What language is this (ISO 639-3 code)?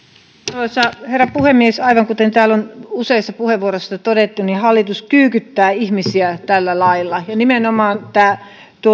fin